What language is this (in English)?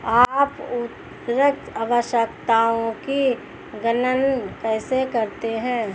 Hindi